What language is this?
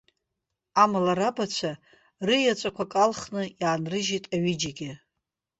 Abkhazian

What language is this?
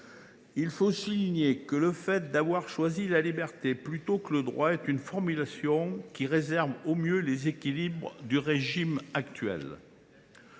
French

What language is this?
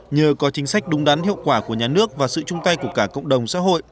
Vietnamese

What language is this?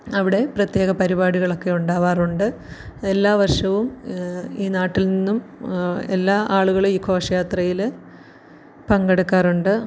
Malayalam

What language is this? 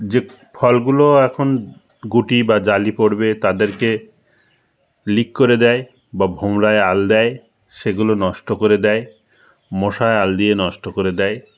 Bangla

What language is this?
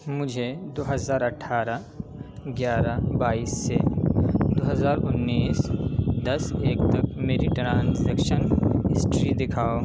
Urdu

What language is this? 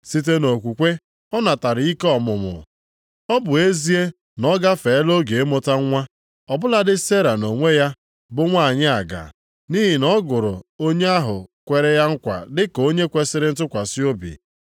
Igbo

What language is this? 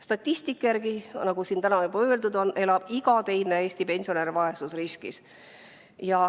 Estonian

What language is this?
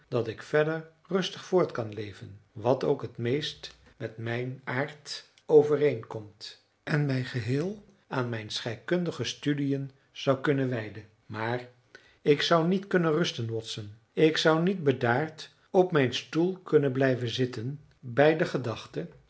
Dutch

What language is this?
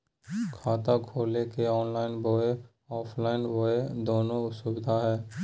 Magahi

